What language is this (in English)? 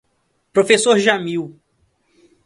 Portuguese